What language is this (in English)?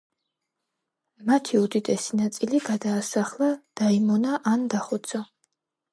Georgian